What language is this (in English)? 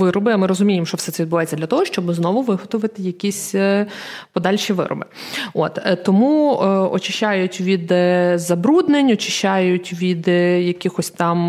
Ukrainian